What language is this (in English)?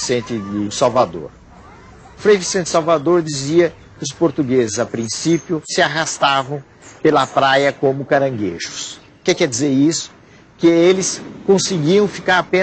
Portuguese